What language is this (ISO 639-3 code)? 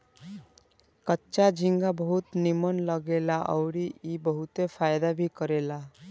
bho